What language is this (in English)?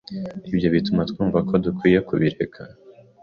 Kinyarwanda